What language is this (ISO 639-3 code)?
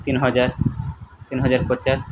ori